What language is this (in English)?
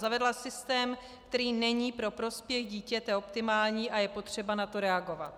Czech